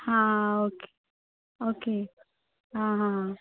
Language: Konkani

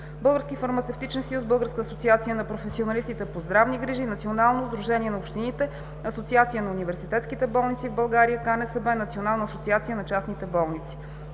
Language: Bulgarian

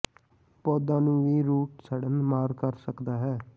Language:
Punjabi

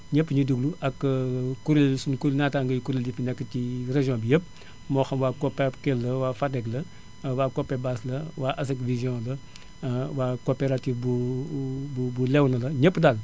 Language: Wolof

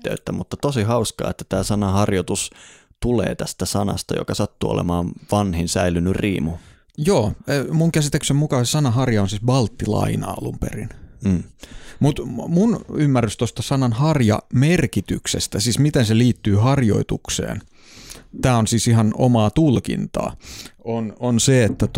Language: Finnish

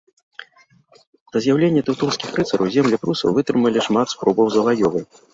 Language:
Belarusian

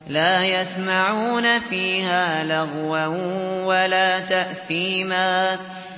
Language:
Arabic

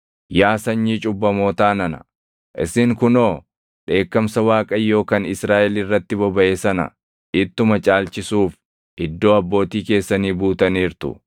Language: Oromo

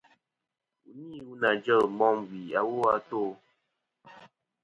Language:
Kom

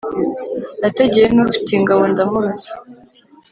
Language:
Kinyarwanda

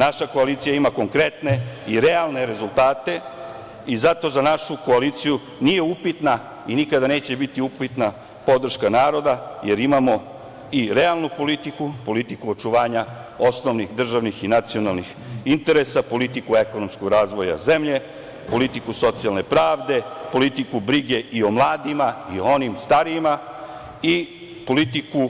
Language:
Serbian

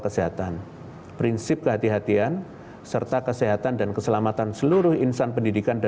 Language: Indonesian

